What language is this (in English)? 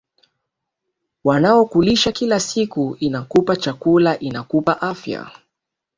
Swahili